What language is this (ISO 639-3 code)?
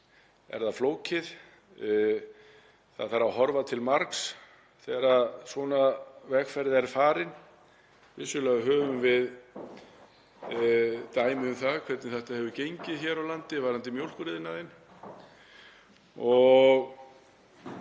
isl